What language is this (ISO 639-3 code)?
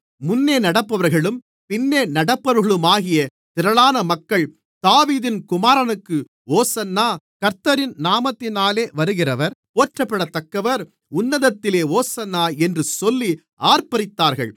tam